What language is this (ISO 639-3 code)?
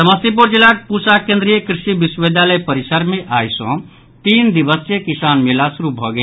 mai